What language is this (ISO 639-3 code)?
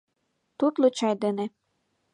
chm